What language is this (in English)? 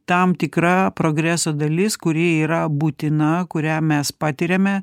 Lithuanian